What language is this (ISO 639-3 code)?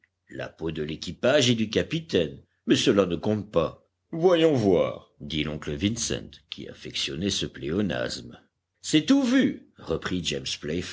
fra